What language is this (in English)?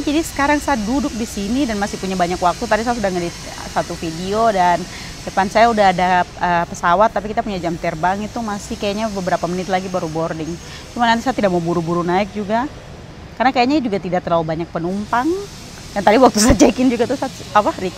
Indonesian